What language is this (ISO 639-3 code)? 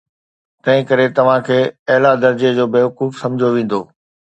snd